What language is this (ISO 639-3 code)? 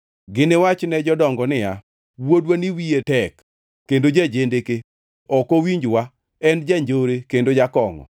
luo